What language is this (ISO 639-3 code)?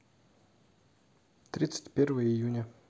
rus